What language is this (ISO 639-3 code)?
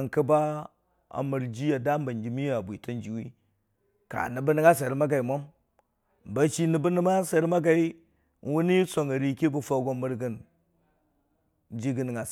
cfa